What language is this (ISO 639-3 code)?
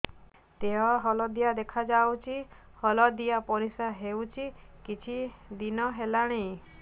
ori